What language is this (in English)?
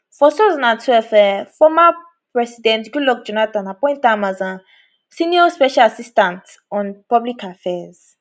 Nigerian Pidgin